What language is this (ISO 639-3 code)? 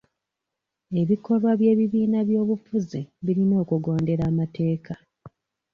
lug